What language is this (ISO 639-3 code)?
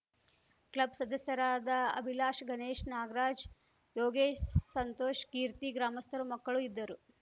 kan